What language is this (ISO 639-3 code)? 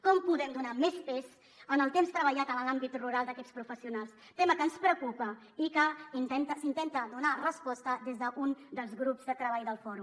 cat